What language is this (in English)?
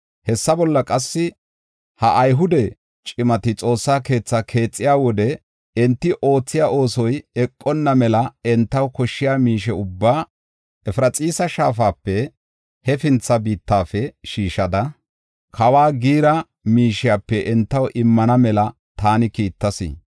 Gofa